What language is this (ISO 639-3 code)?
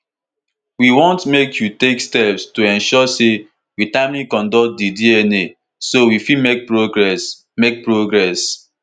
pcm